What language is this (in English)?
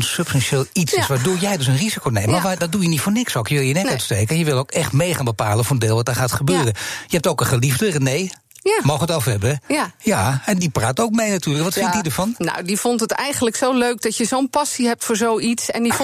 Dutch